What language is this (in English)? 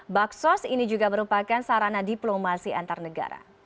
Indonesian